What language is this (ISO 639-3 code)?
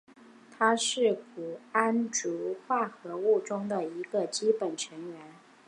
zho